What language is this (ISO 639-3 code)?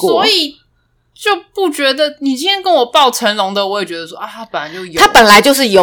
zho